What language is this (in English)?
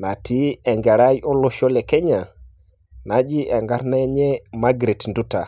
Masai